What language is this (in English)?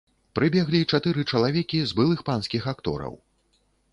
Belarusian